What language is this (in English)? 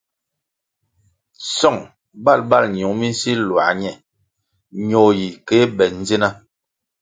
Kwasio